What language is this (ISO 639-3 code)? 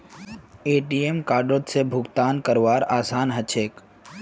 mag